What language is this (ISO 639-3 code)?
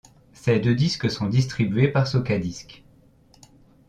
fra